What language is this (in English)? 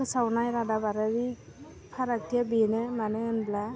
Bodo